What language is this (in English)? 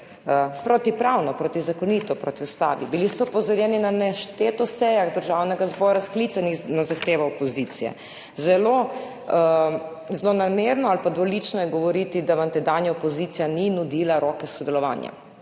Slovenian